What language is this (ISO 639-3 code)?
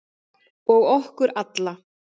isl